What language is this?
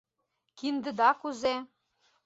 Mari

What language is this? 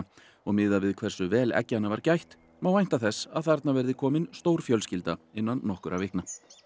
Icelandic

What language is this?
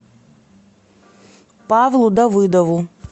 Russian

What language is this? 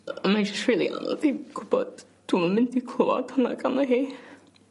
Welsh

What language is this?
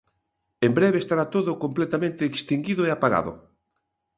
Galician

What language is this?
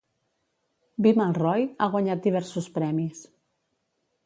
Catalan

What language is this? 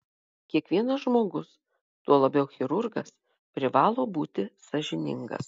Lithuanian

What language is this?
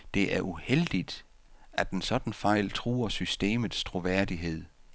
Danish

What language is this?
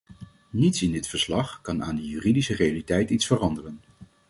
Dutch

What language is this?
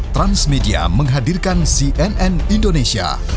Indonesian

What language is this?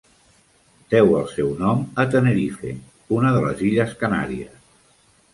Catalan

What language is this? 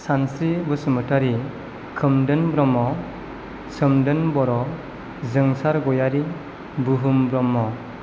Bodo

